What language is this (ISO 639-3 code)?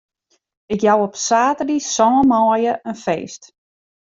fry